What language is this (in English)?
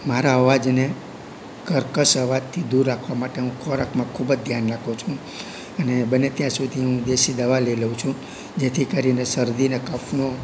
Gujarati